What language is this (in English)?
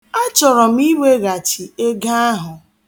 Igbo